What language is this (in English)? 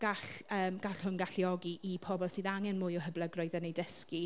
Welsh